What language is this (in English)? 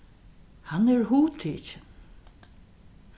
Faroese